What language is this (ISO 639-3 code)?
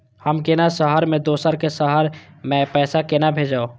mai